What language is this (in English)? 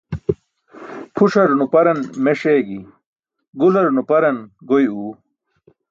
Burushaski